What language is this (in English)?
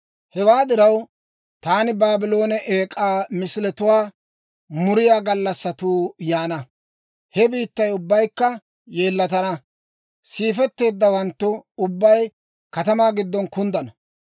Dawro